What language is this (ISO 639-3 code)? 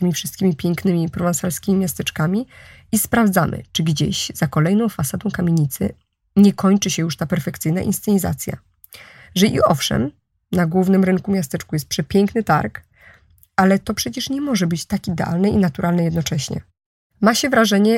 pol